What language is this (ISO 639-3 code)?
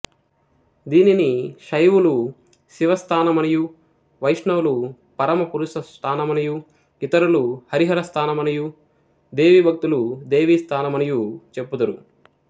tel